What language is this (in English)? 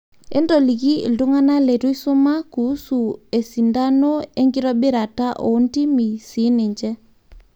Masai